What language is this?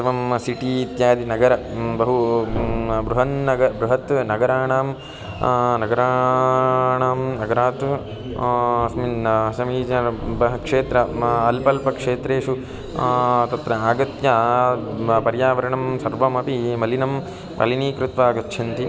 Sanskrit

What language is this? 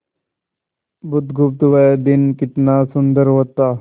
Hindi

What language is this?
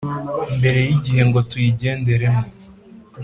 Kinyarwanda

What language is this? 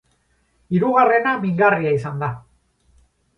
Basque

